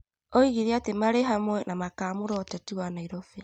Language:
Kikuyu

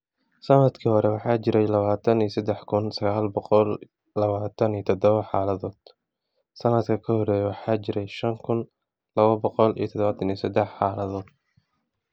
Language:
Somali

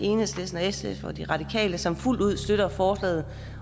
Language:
Danish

